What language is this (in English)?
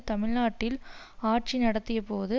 Tamil